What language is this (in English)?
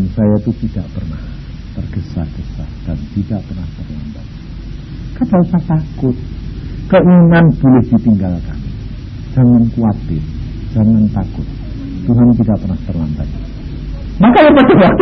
Indonesian